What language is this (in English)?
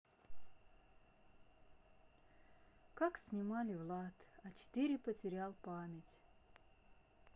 Russian